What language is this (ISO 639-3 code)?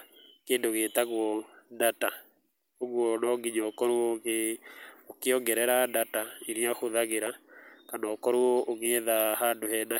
kik